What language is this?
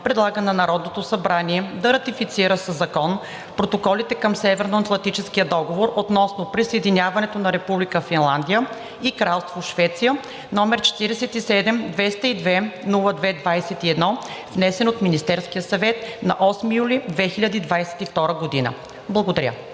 Bulgarian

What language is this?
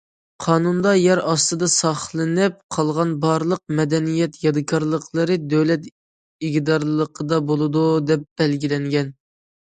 Uyghur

